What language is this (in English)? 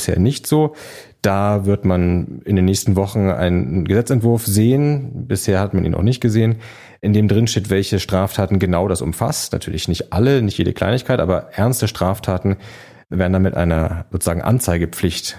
German